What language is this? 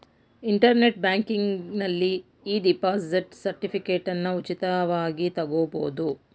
Kannada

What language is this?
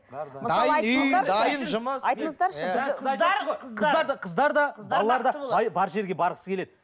Kazakh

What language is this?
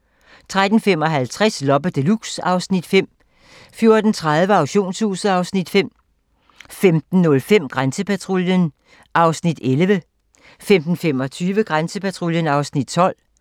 Danish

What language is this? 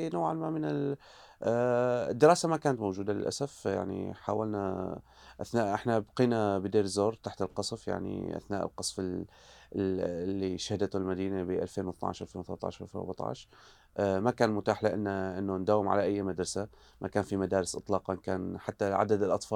Arabic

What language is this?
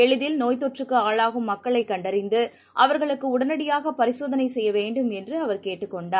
Tamil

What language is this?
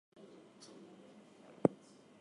English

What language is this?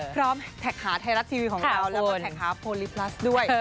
Thai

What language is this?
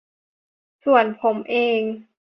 Thai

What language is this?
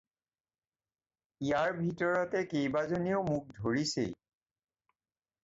Assamese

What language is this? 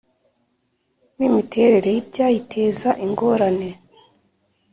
Kinyarwanda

